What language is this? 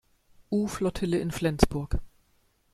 German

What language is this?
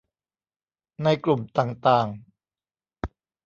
Thai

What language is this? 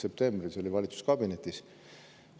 Estonian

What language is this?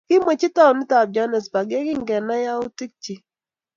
Kalenjin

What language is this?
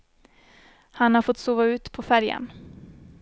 Swedish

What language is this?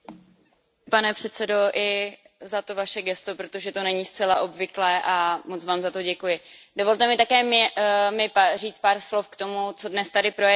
Czech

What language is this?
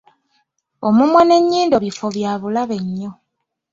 Ganda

